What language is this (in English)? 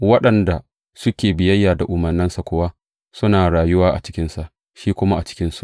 Hausa